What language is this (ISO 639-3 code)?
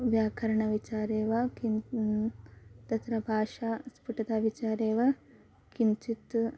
san